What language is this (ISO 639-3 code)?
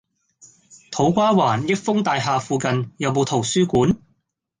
yue